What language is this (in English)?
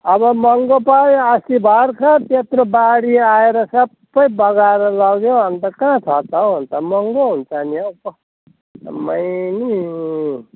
Nepali